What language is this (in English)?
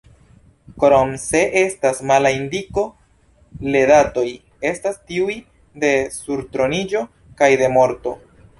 Esperanto